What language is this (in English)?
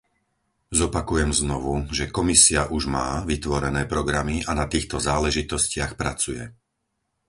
Slovak